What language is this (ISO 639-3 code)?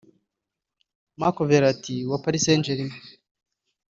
kin